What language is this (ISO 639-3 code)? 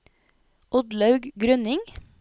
nor